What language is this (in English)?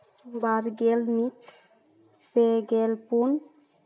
Santali